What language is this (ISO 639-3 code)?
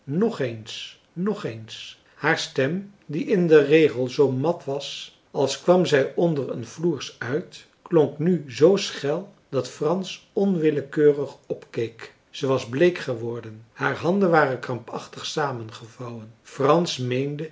nld